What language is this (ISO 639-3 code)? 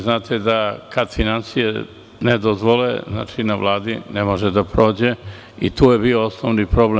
srp